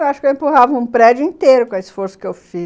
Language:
Portuguese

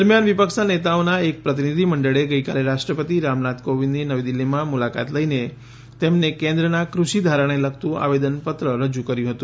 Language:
Gujarati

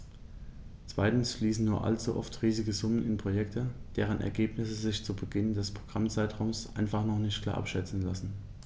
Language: German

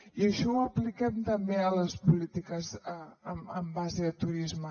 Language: Catalan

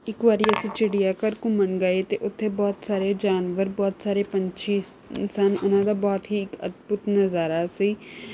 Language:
Punjabi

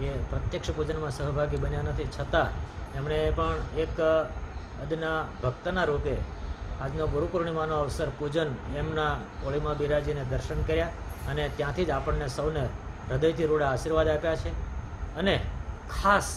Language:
Hindi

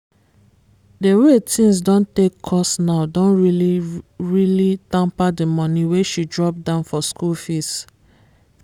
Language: Nigerian Pidgin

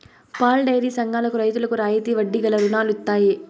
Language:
Telugu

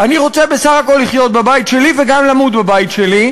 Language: Hebrew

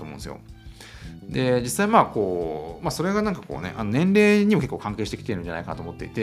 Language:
Japanese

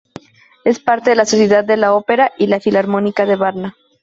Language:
Spanish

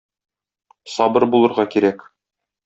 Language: Tatar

